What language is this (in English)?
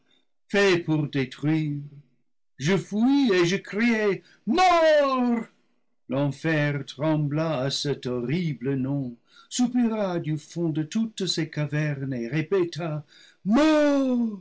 French